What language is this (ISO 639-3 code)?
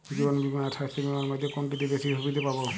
ben